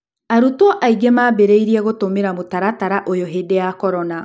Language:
Kikuyu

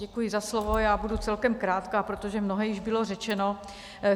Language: Czech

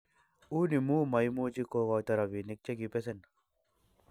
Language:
Kalenjin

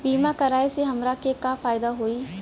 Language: Bhojpuri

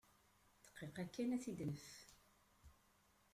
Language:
Kabyle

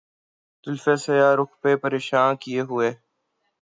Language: Urdu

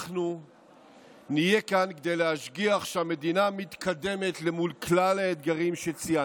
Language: Hebrew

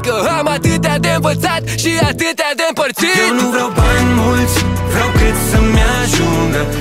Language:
Romanian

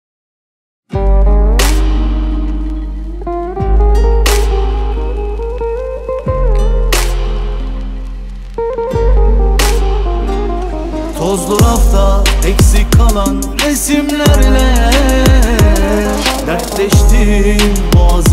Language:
Turkish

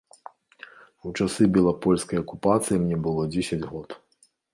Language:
Belarusian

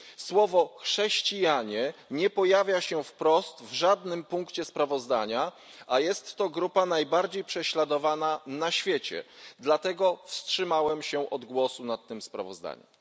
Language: Polish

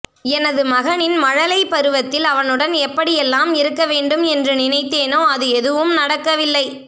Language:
Tamil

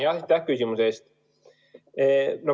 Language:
Estonian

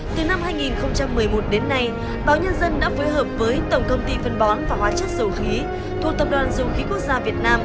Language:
Vietnamese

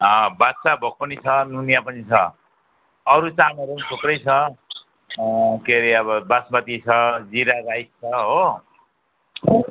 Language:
Nepali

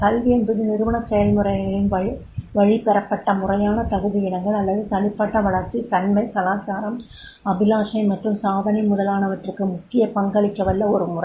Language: Tamil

